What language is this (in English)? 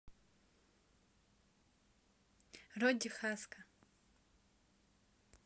Russian